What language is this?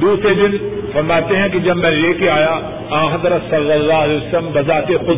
Urdu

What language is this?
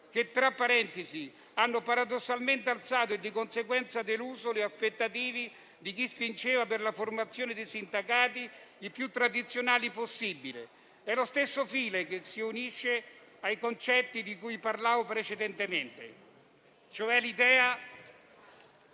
Italian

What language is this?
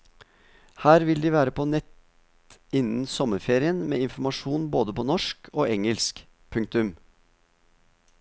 Norwegian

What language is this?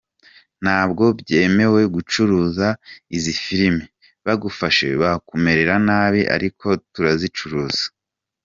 Kinyarwanda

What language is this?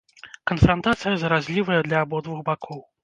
Belarusian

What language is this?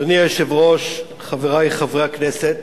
Hebrew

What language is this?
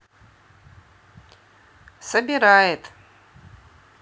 Russian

